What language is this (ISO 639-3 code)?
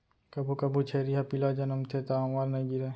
hne